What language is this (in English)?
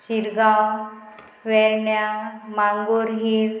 Konkani